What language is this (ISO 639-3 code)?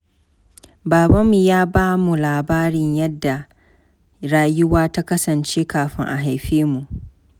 hau